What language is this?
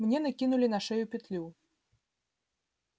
Russian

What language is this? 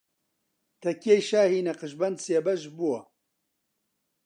Central Kurdish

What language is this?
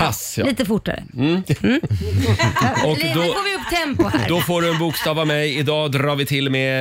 Swedish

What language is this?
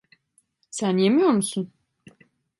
Turkish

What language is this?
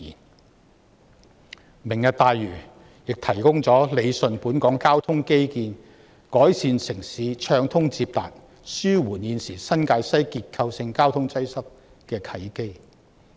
Cantonese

